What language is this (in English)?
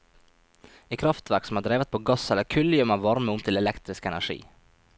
Norwegian